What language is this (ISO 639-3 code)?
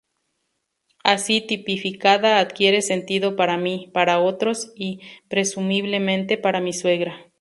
spa